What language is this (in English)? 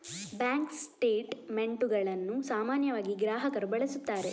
Kannada